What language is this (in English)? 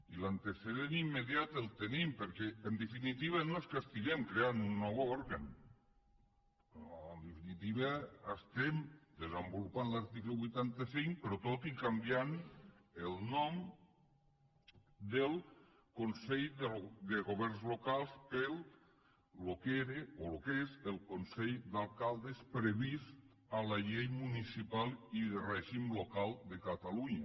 Catalan